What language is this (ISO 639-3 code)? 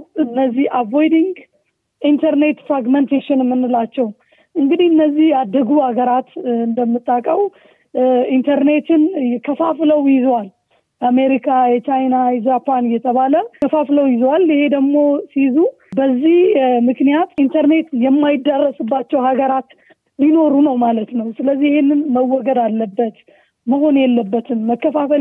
amh